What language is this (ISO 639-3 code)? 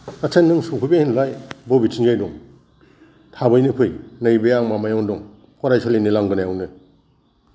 brx